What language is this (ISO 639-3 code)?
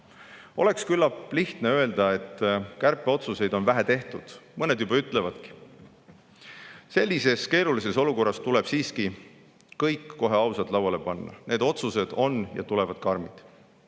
est